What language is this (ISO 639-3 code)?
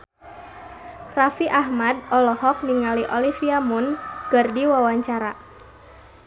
sun